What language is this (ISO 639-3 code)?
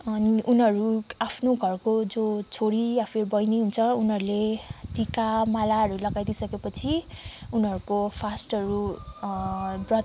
nep